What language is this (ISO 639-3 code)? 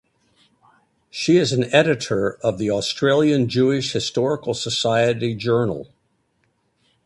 eng